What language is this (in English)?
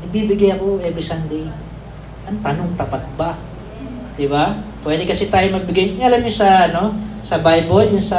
Filipino